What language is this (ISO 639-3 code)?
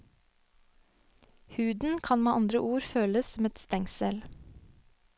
nor